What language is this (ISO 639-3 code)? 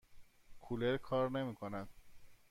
fas